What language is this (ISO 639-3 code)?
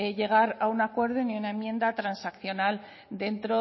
spa